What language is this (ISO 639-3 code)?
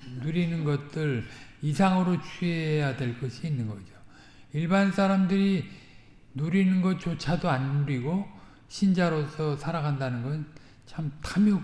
kor